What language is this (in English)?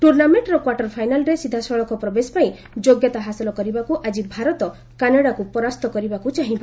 Odia